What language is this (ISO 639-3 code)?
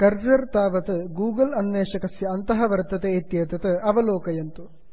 san